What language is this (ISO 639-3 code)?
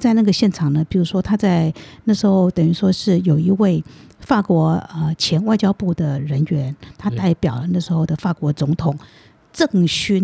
zho